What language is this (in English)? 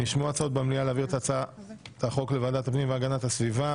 Hebrew